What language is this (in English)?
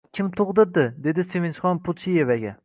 Uzbek